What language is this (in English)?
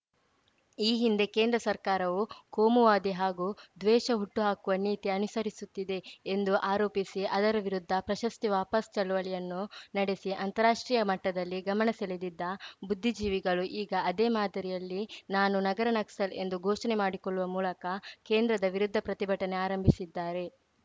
Kannada